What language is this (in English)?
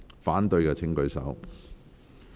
Cantonese